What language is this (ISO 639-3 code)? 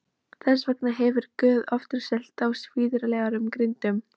isl